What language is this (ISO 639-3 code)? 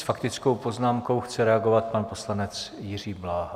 ces